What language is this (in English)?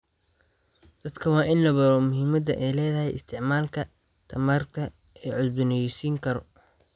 Somali